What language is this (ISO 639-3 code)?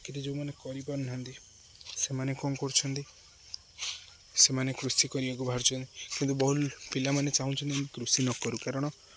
ori